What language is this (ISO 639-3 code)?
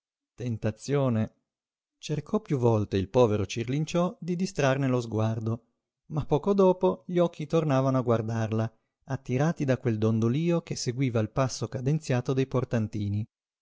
ita